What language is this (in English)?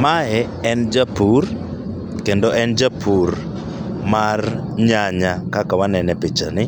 Luo (Kenya and Tanzania)